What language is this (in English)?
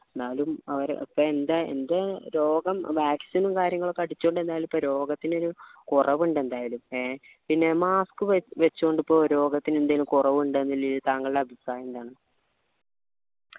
Malayalam